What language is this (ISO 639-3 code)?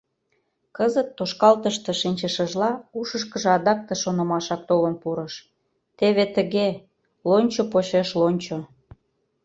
chm